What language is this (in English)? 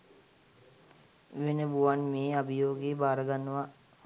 Sinhala